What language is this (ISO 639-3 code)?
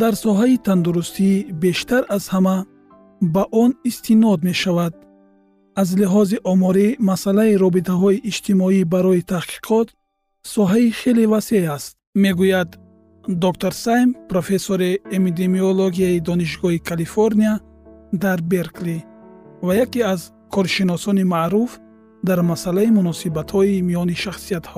fas